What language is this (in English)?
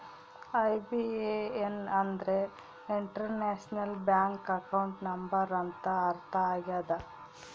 Kannada